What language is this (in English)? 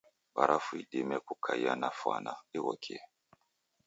Taita